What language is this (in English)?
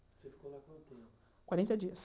Portuguese